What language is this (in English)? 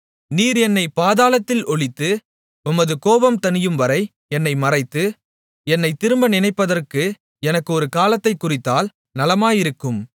Tamil